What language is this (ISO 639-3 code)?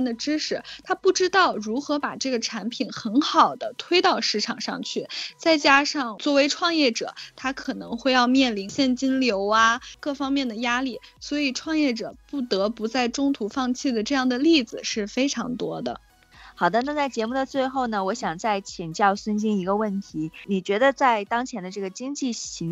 zho